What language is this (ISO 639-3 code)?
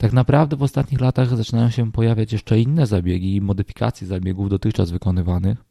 pol